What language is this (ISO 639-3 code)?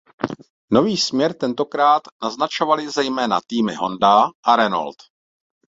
ces